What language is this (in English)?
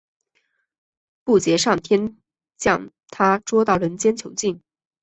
Chinese